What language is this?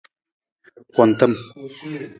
Nawdm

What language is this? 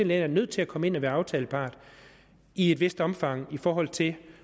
Danish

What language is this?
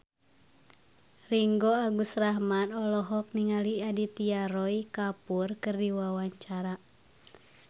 Sundanese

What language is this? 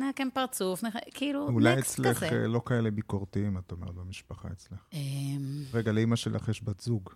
Hebrew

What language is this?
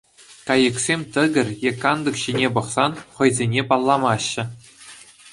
Chuvash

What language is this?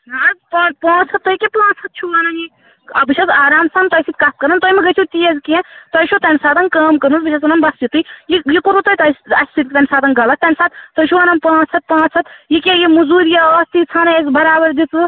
Kashmiri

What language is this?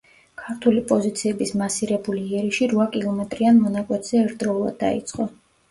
Georgian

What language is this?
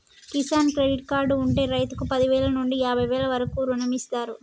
Telugu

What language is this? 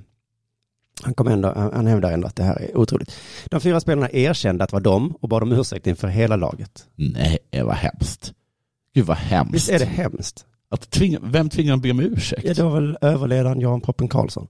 Swedish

